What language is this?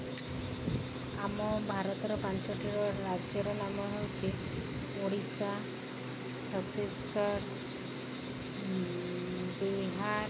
Odia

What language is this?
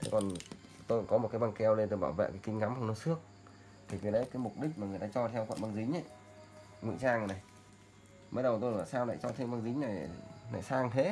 Vietnamese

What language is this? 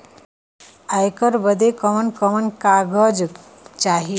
Bhojpuri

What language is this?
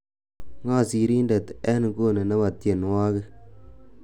Kalenjin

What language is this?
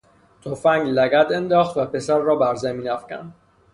Persian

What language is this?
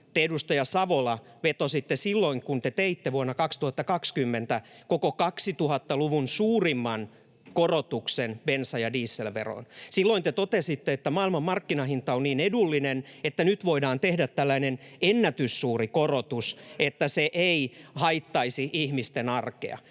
Finnish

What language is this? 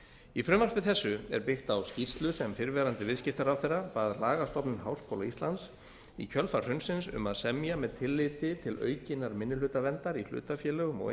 Icelandic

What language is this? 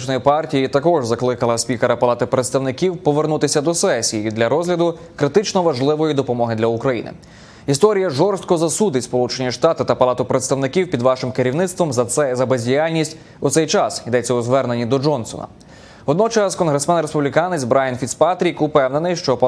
Ukrainian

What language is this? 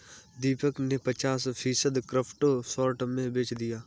Hindi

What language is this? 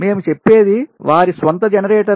Telugu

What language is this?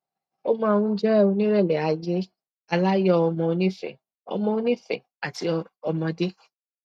Yoruba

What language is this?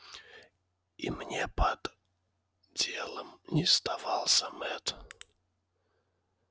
Russian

